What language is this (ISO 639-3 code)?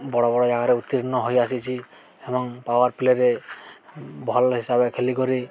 ori